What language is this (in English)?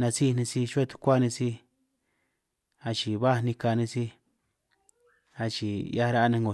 San Martín Itunyoso Triqui